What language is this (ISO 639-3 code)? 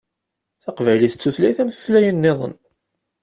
kab